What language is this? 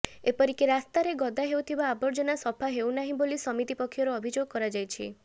Odia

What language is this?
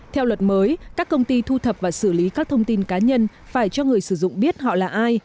Vietnamese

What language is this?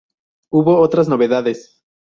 Spanish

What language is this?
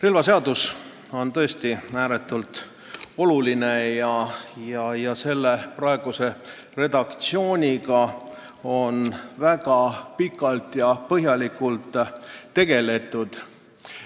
Estonian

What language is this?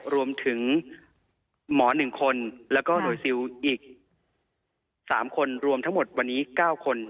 Thai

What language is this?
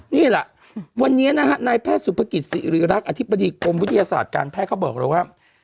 Thai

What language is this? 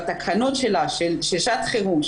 Hebrew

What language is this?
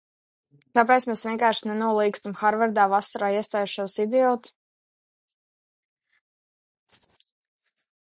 Latvian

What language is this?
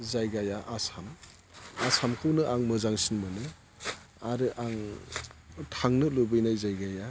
Bodo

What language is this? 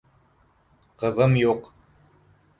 Bashkir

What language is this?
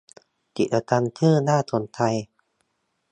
Thai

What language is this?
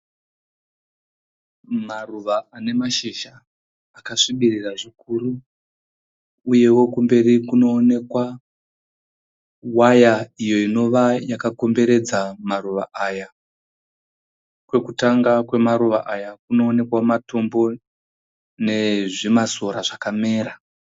Shona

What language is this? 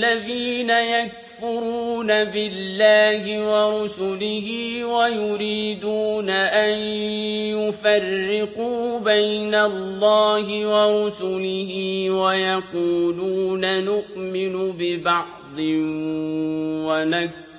Arabic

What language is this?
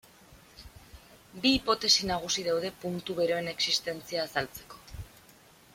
Basque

